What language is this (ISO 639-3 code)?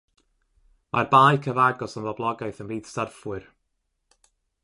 cym